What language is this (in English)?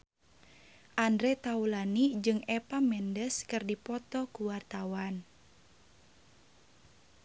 Sundanese